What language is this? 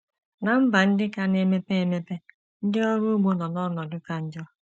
Igbo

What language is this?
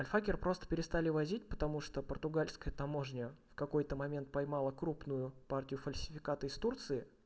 Russian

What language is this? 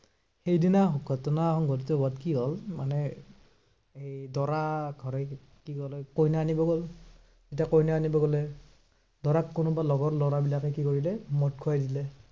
Assamese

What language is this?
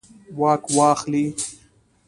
Pashto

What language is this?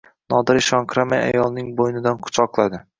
Uzbek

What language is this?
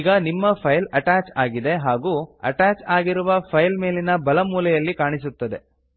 Kannada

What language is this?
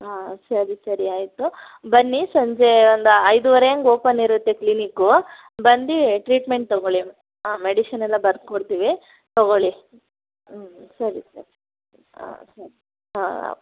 Kannada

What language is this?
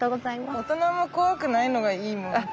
Japanese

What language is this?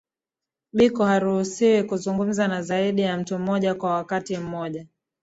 Swahili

